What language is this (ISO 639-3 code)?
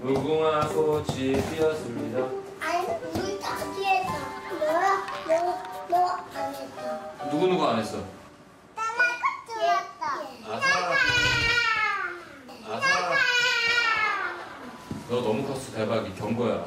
kor